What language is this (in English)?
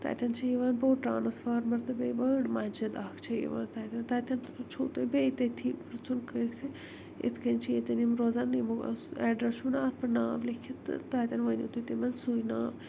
Kashmiri